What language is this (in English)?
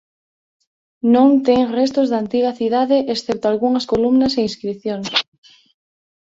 Galician